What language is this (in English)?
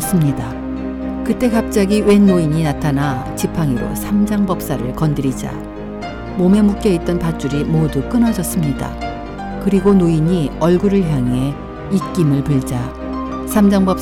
Korean